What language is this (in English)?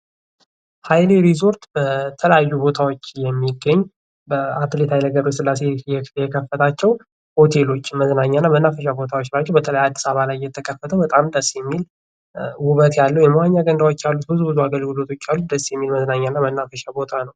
Amharic